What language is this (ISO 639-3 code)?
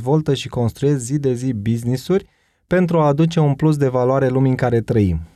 ron